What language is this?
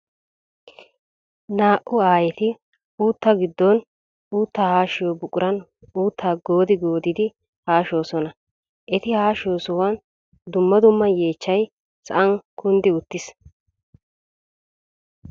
Wolaytta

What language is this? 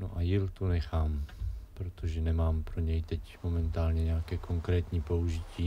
Czech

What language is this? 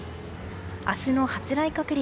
Japanese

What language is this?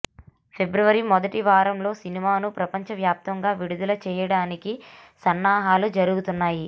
Telugu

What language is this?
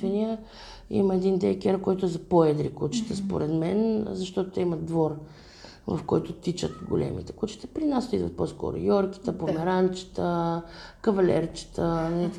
Bulgarian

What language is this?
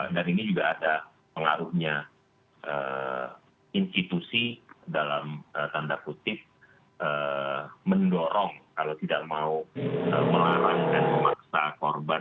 Indonesian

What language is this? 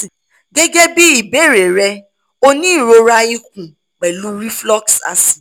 Yoruba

